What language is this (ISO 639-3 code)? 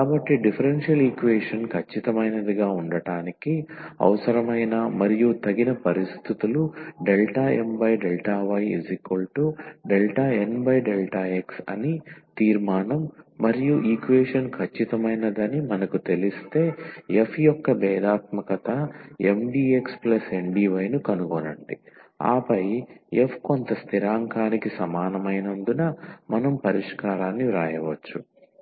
tel